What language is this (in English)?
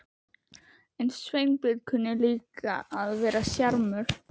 Icelandic